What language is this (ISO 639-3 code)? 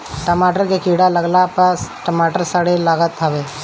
bho